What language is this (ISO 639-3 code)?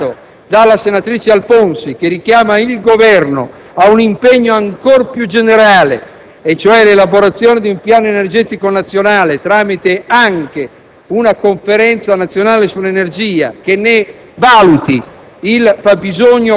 ita